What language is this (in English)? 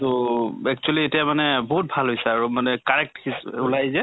Assamese